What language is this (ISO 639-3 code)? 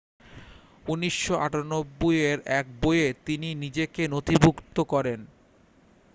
ben